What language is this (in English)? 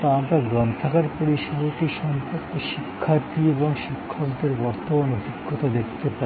Bangla